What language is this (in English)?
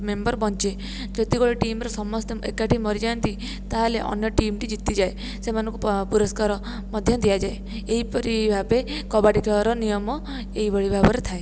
Odia